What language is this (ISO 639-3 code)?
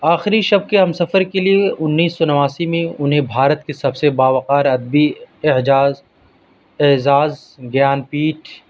urd